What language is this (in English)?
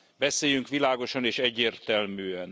Hungarian